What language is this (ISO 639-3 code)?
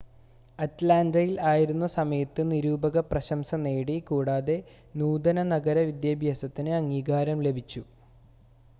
mal